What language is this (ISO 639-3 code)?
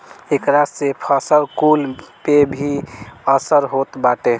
bho